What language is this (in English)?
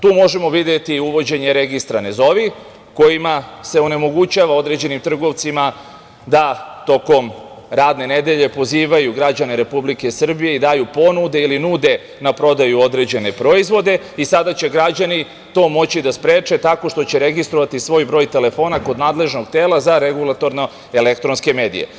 Serbian